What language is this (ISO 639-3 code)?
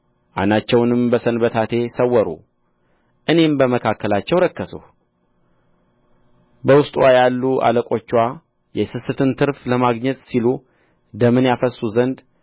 amh